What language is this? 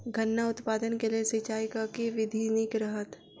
Maithili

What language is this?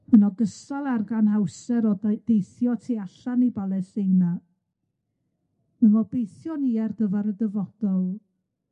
Welsh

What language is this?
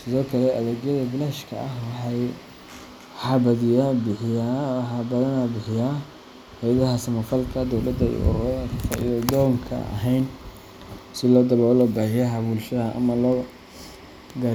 Somali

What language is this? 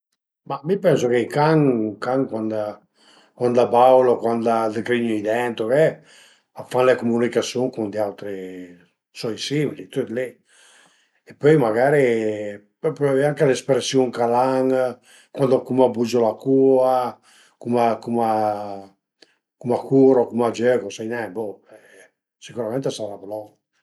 Piedmontese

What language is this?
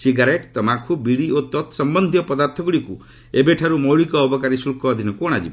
Odia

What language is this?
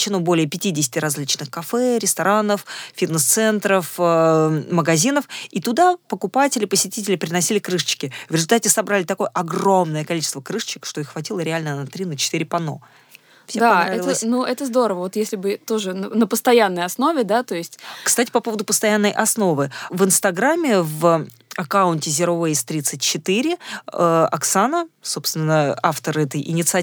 Russian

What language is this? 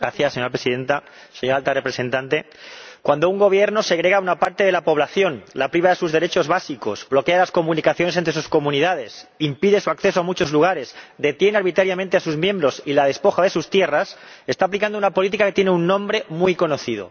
Spanish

